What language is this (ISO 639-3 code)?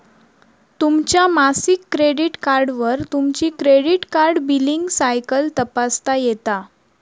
mar